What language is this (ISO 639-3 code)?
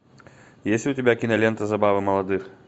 rus